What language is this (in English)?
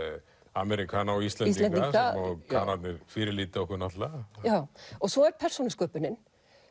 Icelandic